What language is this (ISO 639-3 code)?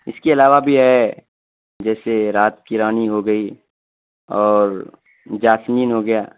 urd